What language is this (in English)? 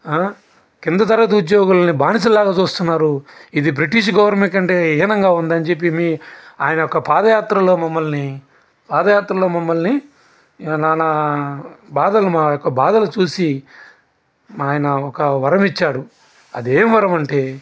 Telugu